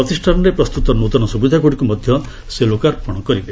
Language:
Odia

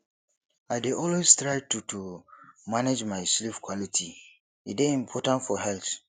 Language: Nigerian Pidgin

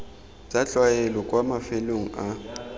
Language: Tswana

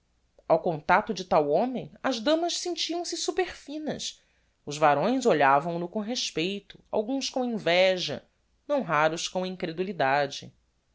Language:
Portuguese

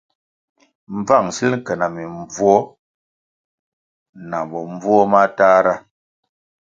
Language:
Kwasio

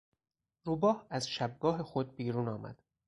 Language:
Persian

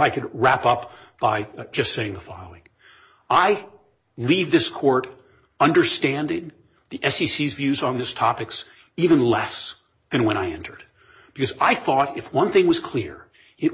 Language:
English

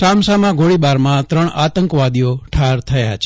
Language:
Gujarati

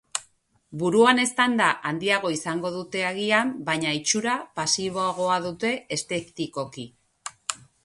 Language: Basque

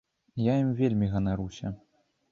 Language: Belarusian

